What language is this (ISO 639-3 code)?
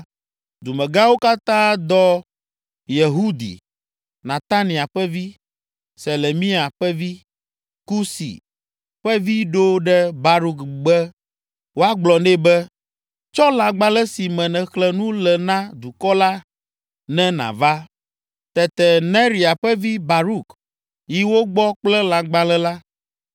ewe